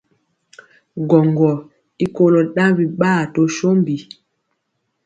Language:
Mpiemo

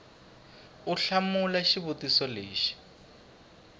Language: Tsonga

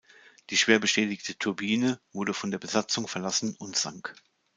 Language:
German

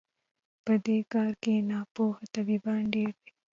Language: Pashto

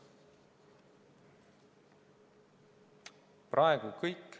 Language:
Estonian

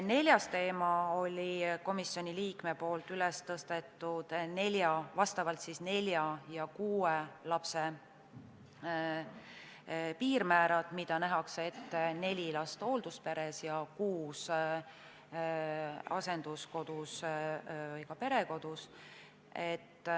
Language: Estonian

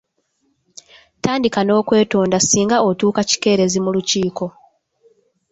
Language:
Ganda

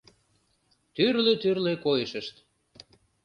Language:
Mari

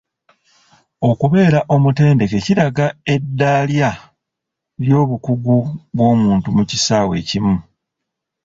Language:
Ganda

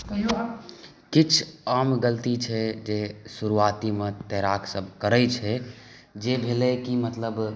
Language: Maithili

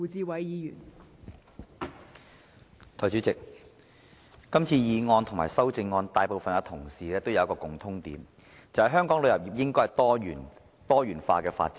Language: Cantonese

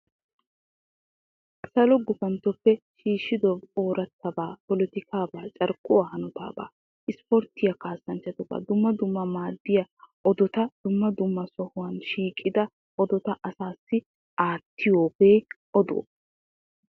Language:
Wolaytta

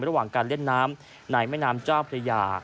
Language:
Thai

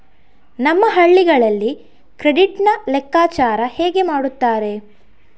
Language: Kannada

